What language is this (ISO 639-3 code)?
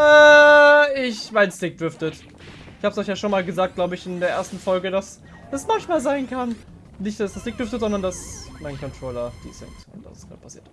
deu